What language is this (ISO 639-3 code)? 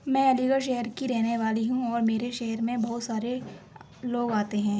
urd